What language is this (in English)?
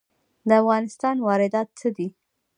Pashto